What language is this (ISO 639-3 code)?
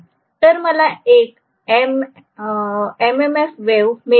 mar